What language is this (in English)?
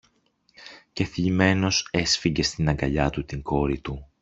Greek